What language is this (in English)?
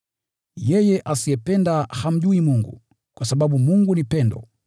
Swahili